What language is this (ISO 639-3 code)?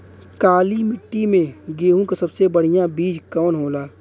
bho